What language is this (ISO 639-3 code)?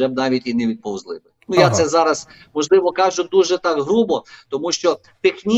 ukr